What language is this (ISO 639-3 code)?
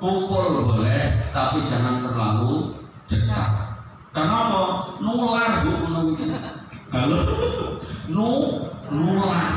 ind